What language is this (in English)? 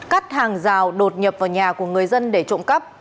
Vietnamese